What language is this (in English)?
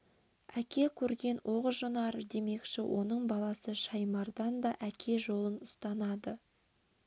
Kazakh